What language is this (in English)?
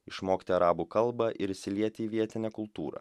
Lithuanian